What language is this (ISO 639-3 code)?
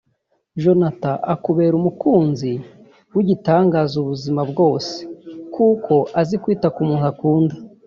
kin